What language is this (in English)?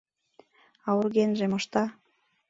Mari